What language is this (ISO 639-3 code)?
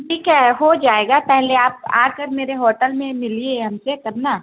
urd